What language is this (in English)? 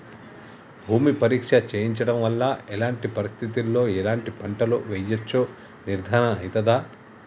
Telugu